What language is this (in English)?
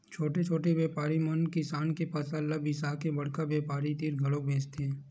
Chhattisgarhi